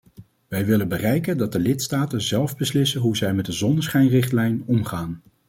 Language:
Dutch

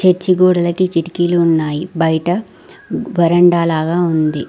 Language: Telugu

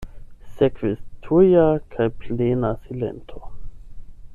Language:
Esperanto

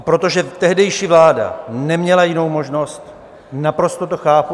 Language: Czech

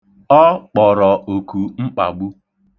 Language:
Igbo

